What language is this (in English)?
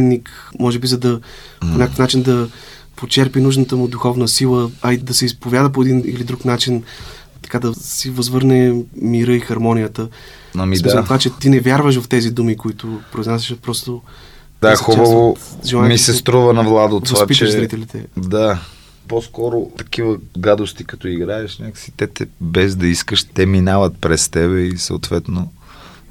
Bulgarian